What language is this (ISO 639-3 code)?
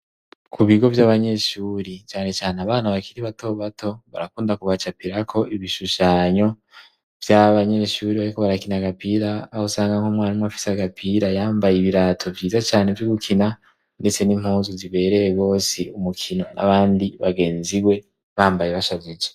run